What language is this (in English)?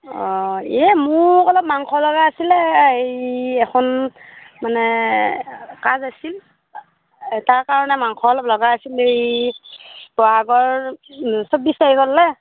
Assamese